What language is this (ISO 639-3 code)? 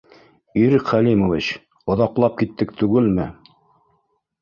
bak